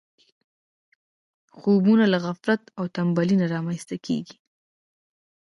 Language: Pashto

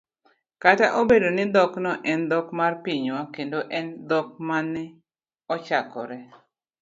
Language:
Luo (Kenya and Tanzania)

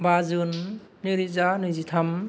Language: Bodo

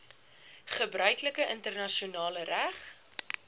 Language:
Afrikaans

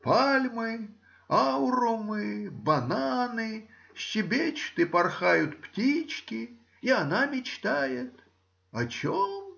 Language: Russian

